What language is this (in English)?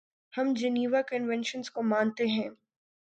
Urdu